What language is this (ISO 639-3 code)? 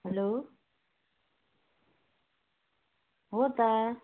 nep